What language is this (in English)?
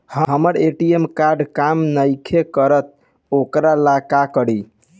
Bhojpuri